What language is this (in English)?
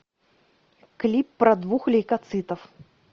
Russian